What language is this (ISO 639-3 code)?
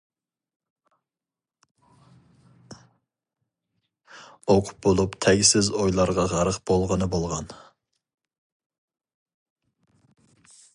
uig